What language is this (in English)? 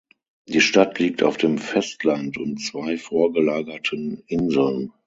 German